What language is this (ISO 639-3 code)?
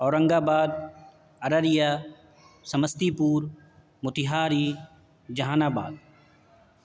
urd